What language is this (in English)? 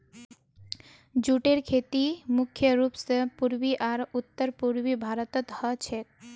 Magahi